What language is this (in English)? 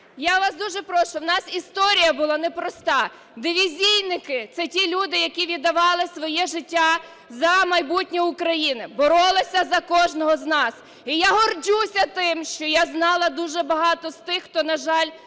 Ukrainian